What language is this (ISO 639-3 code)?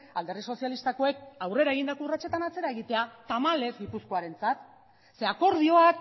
eus